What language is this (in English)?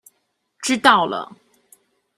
Chinese